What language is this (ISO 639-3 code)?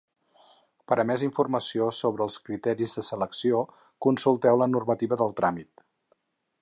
cat